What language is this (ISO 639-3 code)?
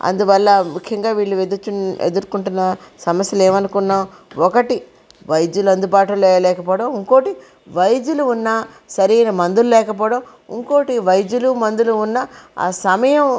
tel